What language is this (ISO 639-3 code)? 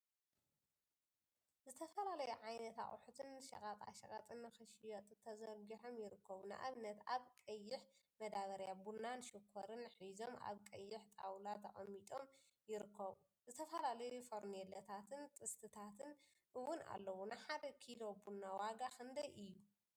tir